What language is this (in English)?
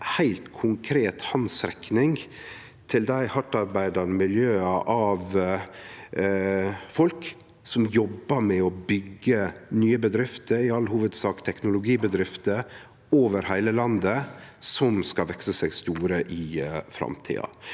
Norwegian